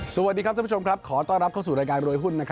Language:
Thai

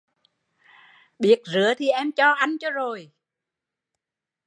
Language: Vietnamese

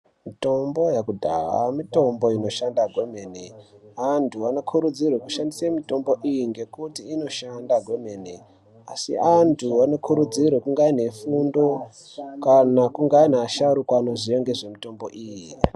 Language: Ndau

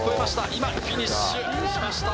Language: Japanese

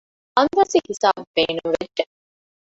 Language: Divehi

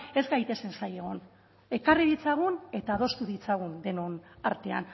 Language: Basque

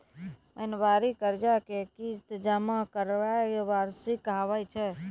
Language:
Maithili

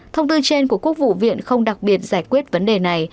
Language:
Vietnamese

